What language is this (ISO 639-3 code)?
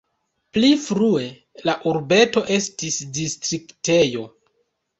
epo